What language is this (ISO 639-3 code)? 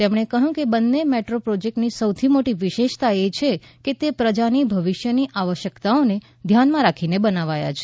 guj